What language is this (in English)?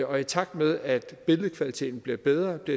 Danish